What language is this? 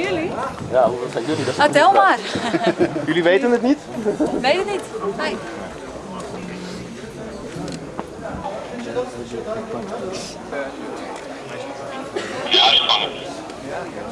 Dutch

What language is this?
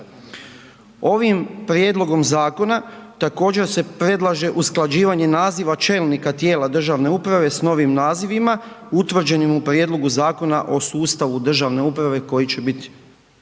Croatian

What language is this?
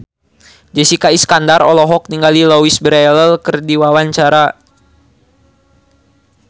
Sundanese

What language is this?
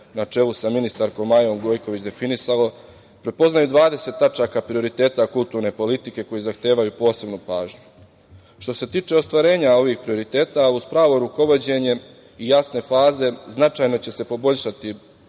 Serbian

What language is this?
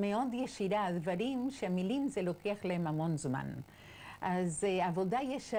Hebrew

